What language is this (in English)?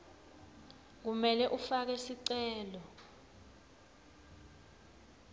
Swati